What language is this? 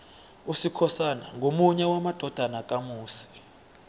South Ndebele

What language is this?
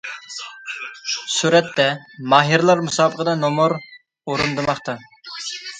Uyghur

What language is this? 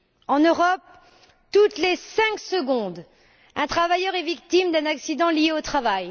French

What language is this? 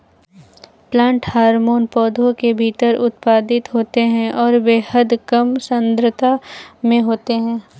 Hindi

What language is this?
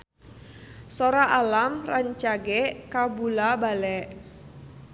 Sundanese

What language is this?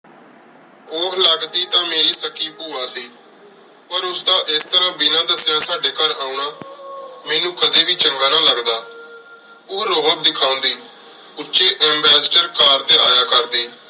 Punjabi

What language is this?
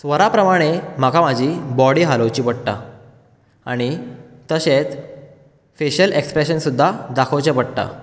Konkani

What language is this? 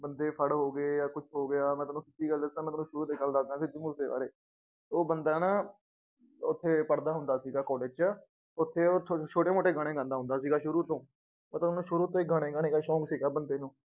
Punjabi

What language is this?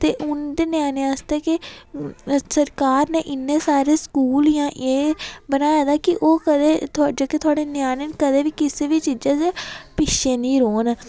Dogri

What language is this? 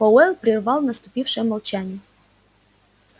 Russian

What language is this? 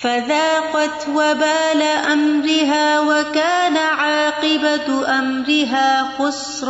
Urdu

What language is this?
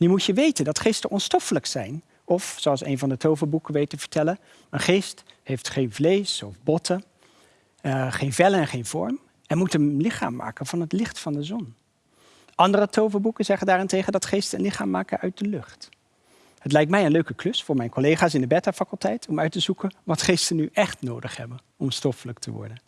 Dutch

